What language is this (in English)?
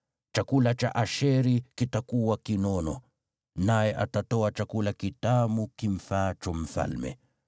Swahili